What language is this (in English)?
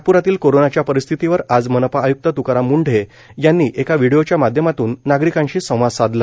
Marathi